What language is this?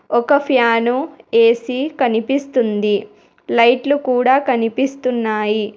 Telugu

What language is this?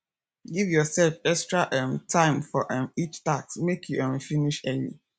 Nigerian Pidgin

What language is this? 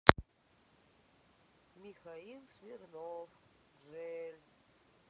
Russian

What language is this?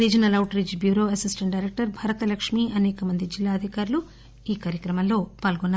Telugu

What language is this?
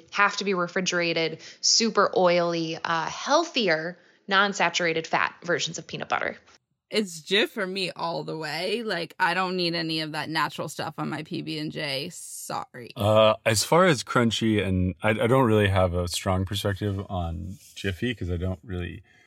English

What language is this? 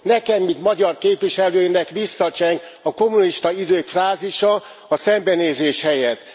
Hungarian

